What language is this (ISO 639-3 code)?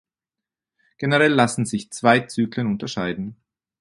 deu